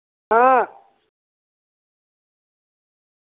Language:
Dogri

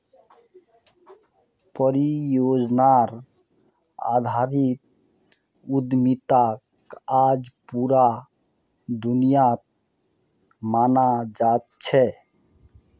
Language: Magahi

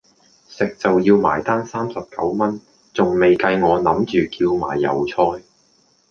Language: Cantonese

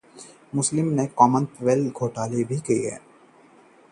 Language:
Hindi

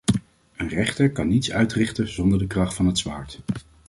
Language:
Dutch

